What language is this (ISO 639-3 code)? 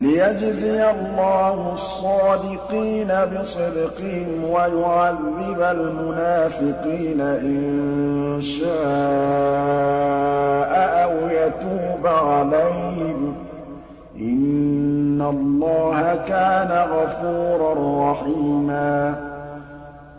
ara